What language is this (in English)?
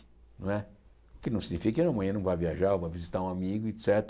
Portuguese